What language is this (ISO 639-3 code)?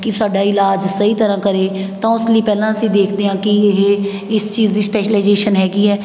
pan